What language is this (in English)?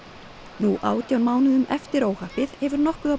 Icelandic